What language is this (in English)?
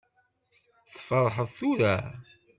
Kabyle